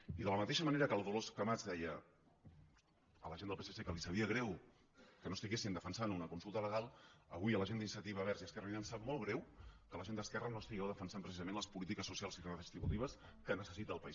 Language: Catalan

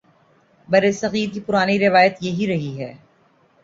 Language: Urdu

